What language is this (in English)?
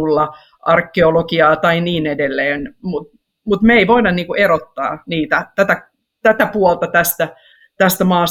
Finnish